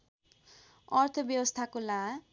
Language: Nepali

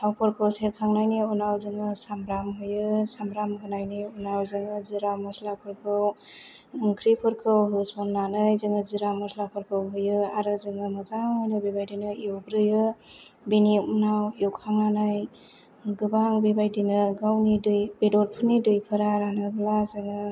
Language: Bodo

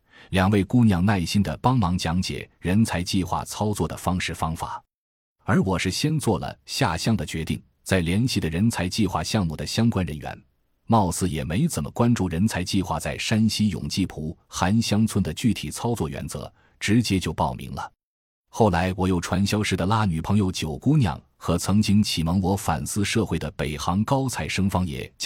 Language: Chinese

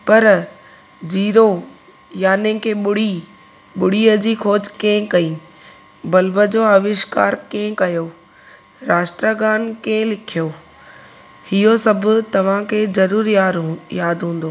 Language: Sindhi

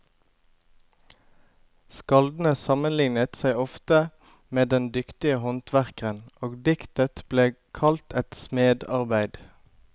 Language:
Norwegian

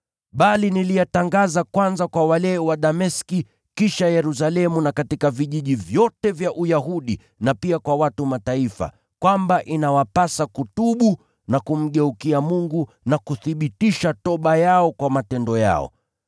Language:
Swahili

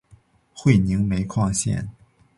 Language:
Chinese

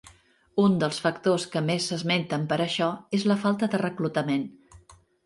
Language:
Catalan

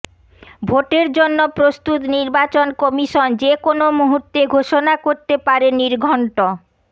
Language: Bangla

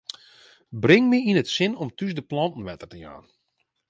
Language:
Western Frisian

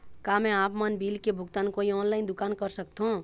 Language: Chhattisgarhi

